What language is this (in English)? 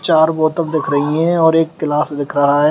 Hindi